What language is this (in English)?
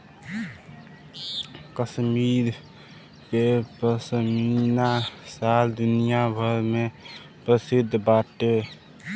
Bhojpuri